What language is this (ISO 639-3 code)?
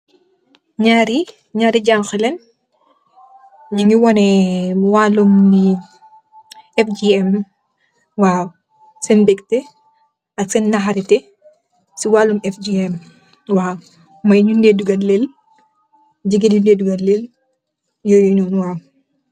wol